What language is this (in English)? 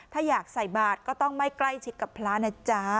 Thai